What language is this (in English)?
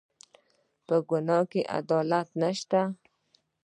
Pashto